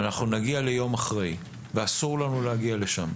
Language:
Hebrew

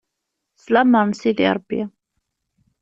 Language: Kabyle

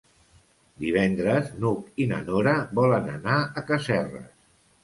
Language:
Catalan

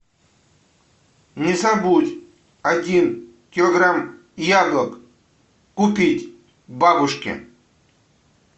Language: Russian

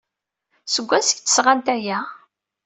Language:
Kabyle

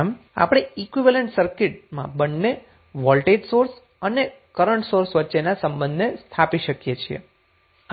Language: Gujarati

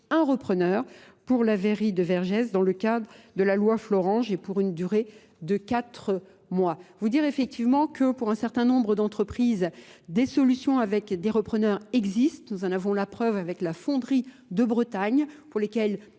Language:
French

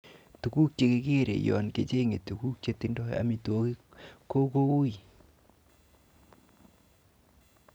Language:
Kalenjin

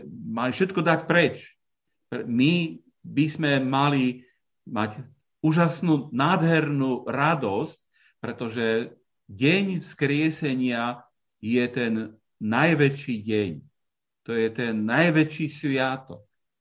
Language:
Slovak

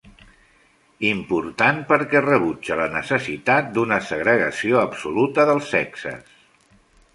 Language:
Catalan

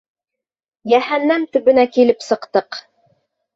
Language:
Bashkir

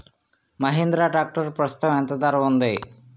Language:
Telugu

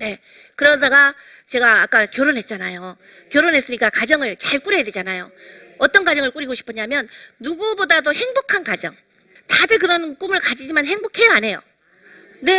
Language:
Korean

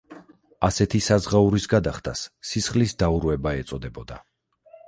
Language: Georgian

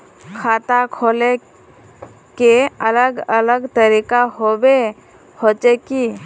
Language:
Magahi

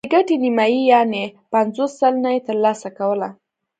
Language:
Pashto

